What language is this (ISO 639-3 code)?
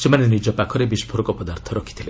ori